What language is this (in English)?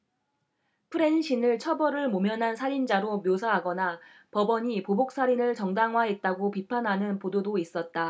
Korean